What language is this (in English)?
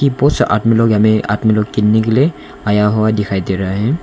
Hindi